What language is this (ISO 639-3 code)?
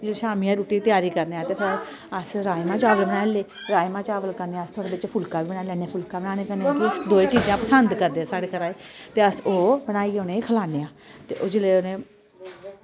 doi